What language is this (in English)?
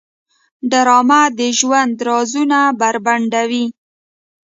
Pashto